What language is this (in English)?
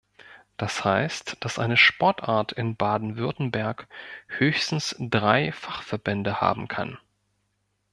German